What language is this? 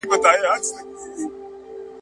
Pashto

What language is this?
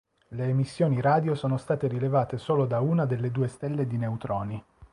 Italian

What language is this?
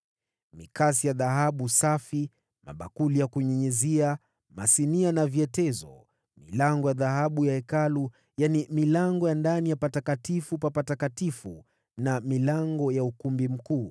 Swahili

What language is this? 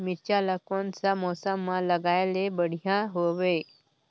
Chhattisgarhi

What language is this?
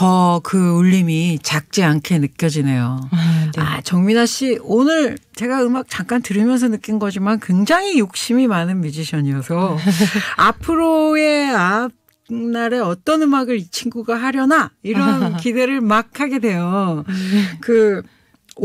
Korean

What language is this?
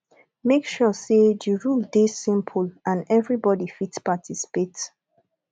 Nigerian Pidgin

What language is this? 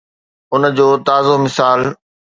Sindhi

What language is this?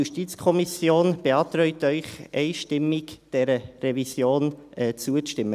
Swiss German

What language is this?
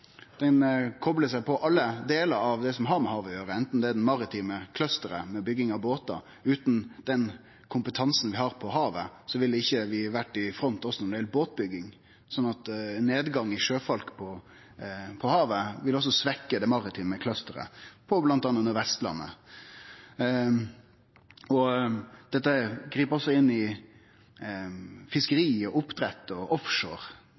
Norwegian Nynorsk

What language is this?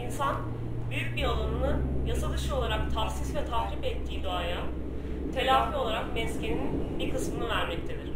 Turkish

